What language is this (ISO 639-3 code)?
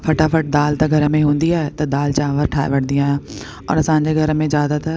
snd